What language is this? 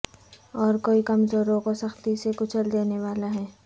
Urdu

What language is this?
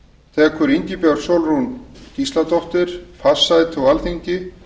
Icelandic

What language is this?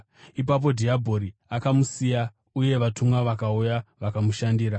Shona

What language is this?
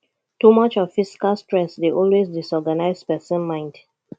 Nigerian Pidgin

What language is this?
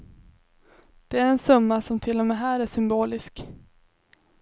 Swedish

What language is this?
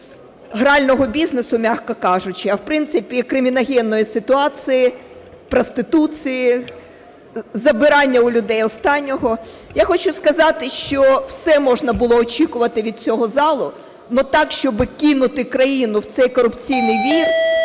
Ukrainian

